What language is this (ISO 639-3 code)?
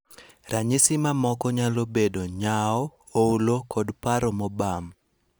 luo